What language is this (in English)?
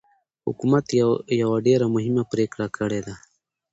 Pashto